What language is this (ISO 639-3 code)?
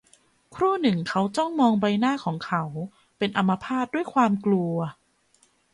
tha